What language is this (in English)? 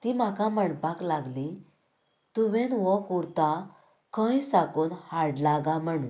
Konkani